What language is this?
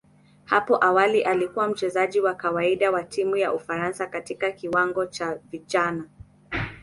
Swahili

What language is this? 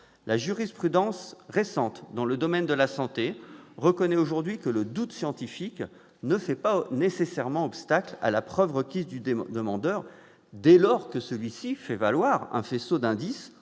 French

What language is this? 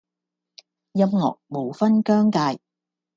Cantonese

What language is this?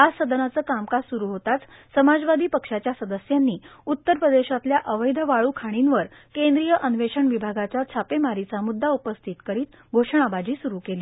Marathi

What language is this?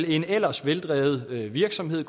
Danish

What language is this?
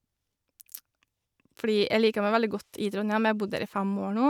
Norwegian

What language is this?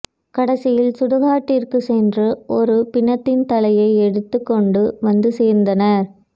Tamil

